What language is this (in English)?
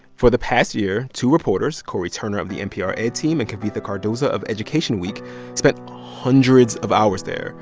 English